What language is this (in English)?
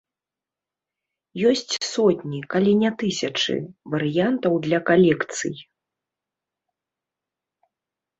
Belarusian